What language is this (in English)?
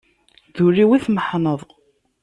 Kabyle